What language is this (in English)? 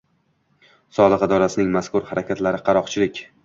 Uzbek